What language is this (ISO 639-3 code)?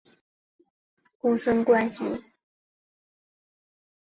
zho